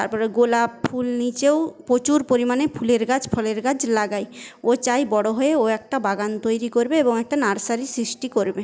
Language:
Bangla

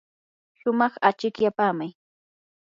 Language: Yanahuanca Pasco Quechua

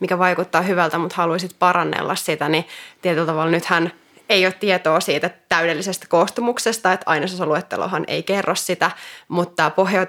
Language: Finnish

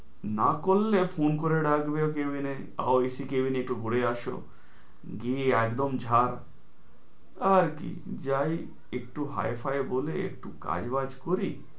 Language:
Bangla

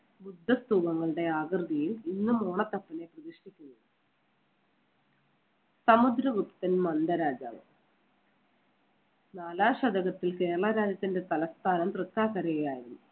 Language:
Malayalam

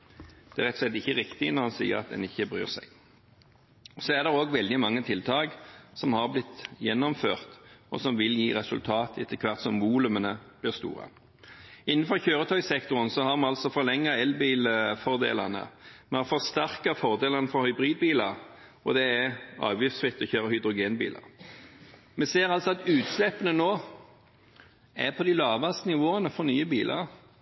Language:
Norwegian Bokmål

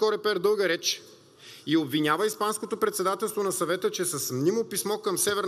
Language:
Bulgarian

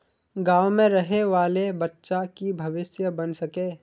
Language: Magahi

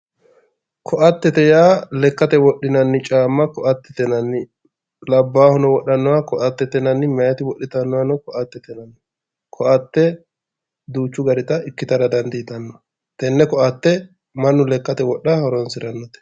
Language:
Sidamo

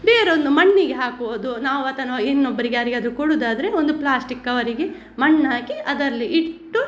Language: Kannada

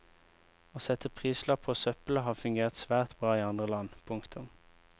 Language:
Norwegian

